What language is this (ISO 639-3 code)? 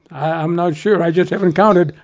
eng